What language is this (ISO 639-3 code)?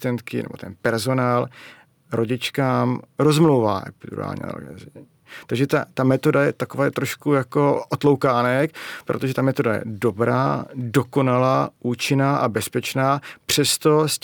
ces